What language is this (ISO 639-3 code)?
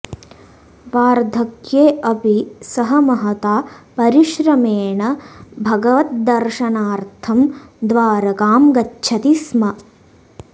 san